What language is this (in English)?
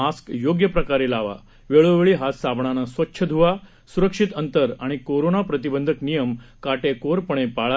Marathi